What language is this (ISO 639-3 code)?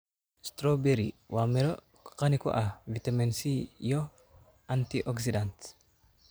som